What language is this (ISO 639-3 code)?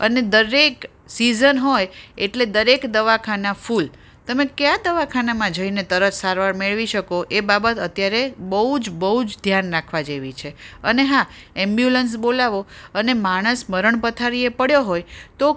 guj